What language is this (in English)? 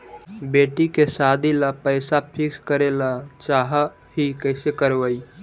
Magahi